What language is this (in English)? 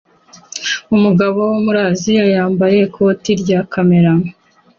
Kinyarwanda